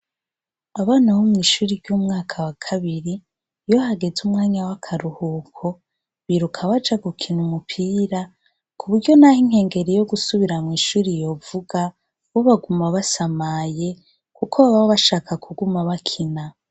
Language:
Rundi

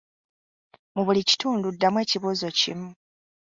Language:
Ganda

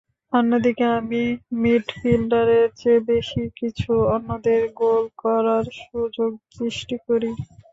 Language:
Bangla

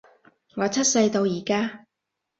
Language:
Cantonese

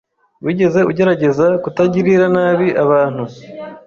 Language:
Kinyarwanda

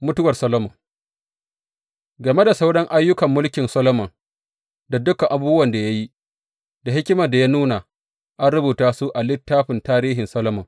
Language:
Hausa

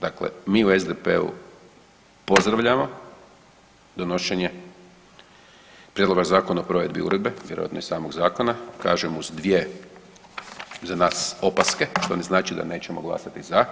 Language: Croatian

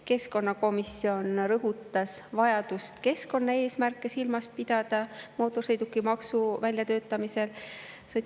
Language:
Estonian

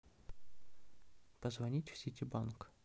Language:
Russian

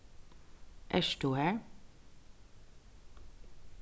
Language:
Faroese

